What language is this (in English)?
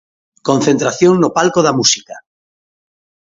Galician